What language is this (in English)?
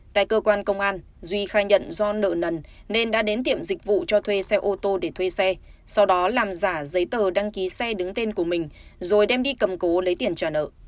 Vietnamese